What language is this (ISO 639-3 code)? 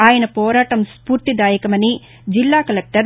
tel